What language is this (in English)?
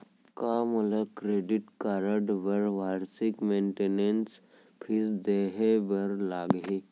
Chhattisgarhi